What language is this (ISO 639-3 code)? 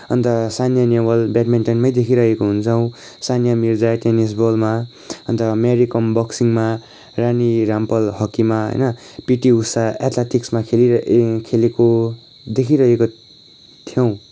nep